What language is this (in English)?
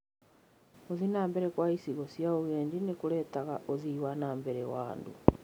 Kikuyu